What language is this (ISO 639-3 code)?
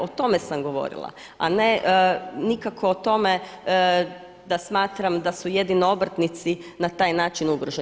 hrv